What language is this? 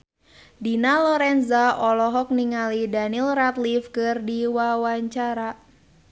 Sundanese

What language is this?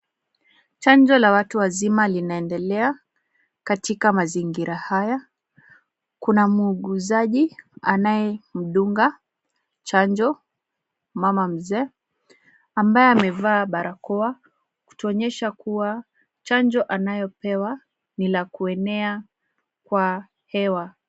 Swahili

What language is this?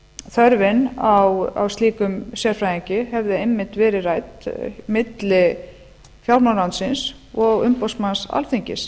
Icelandic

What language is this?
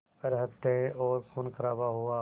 Hindi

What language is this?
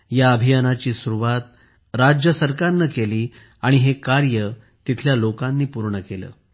Marathi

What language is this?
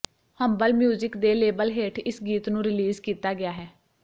Punjabi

